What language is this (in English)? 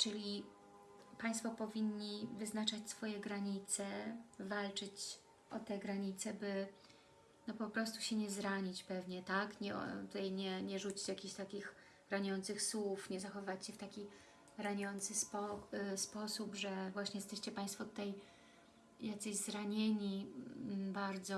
Polish